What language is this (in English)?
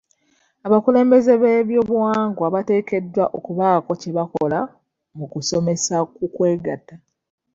Ganda